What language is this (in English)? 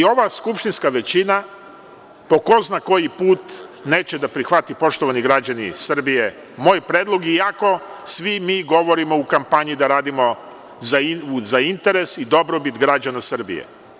Serbian